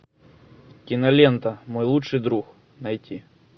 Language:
Russian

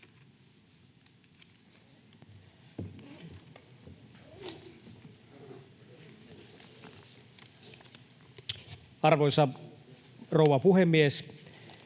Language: Finnish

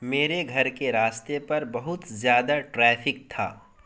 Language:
Urdu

